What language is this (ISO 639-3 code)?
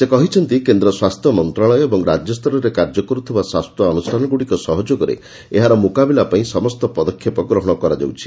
ori